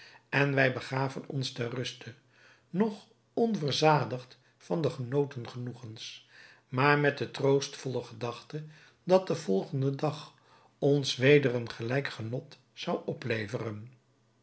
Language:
Dutch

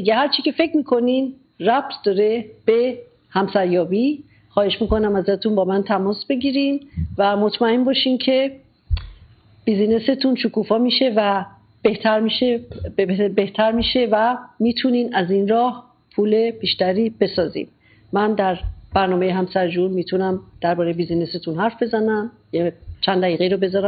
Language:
Persian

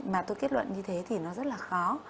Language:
Vietnamese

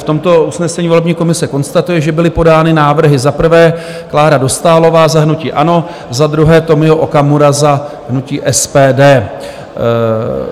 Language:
Czech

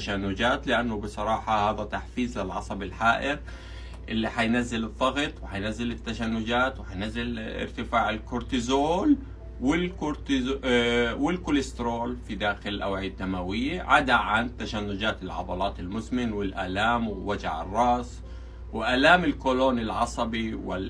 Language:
Arabic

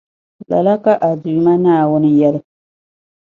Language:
Dagbani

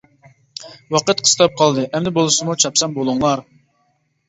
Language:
Uyghur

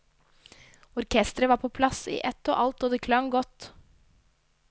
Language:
Norwegian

